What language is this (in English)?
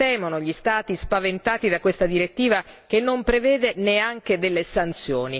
Italian